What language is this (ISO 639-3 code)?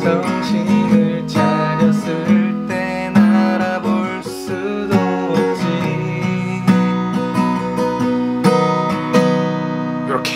kor